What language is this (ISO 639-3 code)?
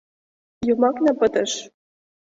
chm